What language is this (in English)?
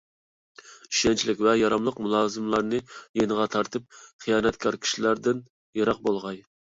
Uyghur